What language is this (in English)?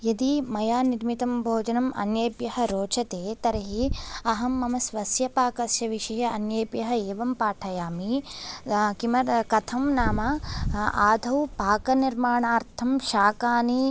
Sanskrit